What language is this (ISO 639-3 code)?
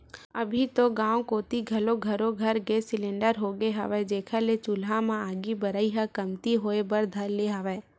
hne